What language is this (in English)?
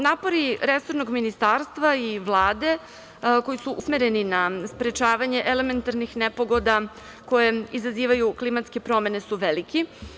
Serbian